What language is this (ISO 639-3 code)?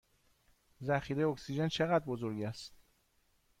fas